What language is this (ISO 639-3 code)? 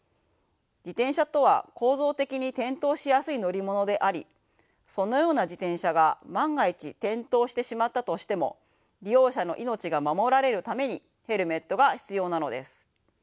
jpn